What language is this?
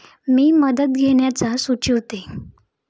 Marathi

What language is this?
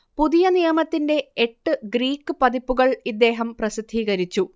Malayalam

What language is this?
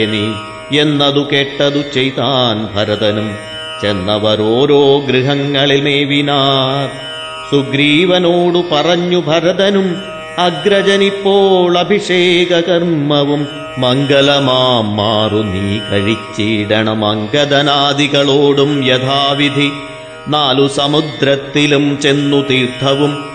Malayalam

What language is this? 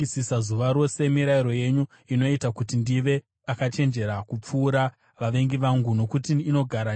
Shona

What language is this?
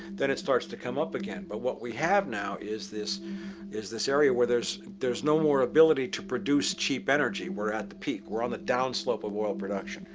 English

